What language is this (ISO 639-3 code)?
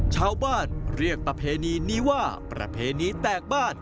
tha